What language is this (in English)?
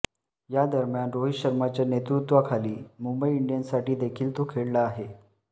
Marathi